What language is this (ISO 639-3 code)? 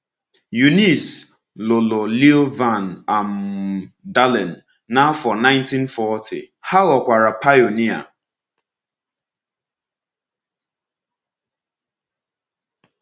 ibo